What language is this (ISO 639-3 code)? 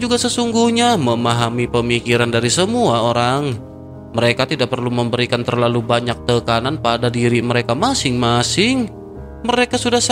ind